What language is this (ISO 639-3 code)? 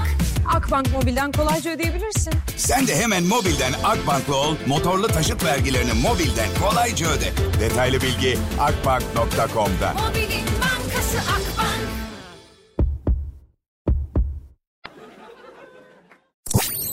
tur